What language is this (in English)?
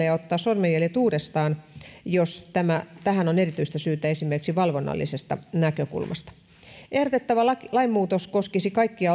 Finnish